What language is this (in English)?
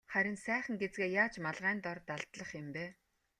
Mongolian